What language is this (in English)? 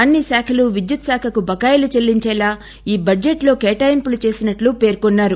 Telugu